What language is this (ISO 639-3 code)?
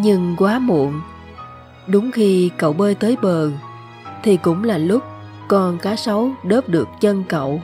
vie